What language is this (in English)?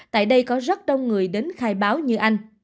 Vietnamese